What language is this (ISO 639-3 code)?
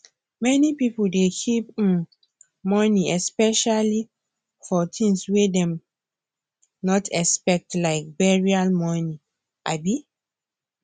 pcm